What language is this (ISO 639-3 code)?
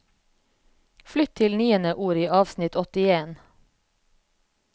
nor